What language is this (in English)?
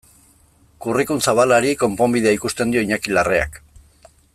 Basque